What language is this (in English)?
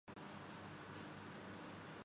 Urdu